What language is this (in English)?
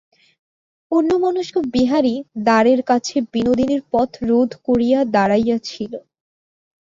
Bangla